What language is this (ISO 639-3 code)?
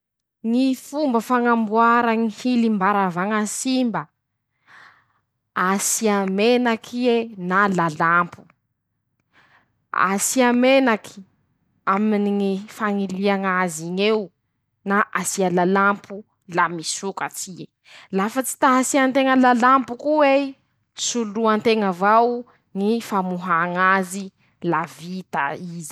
msh